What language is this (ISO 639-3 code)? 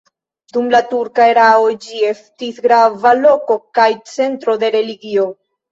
epo